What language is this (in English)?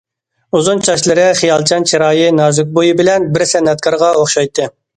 Uyghur